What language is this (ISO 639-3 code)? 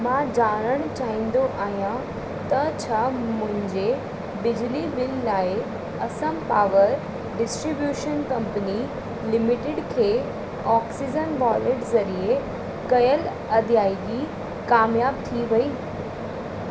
snd